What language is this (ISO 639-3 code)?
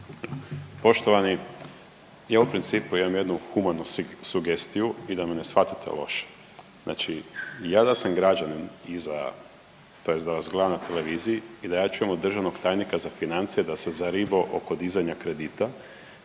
hrv